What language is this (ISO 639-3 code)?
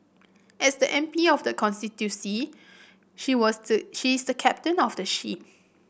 eng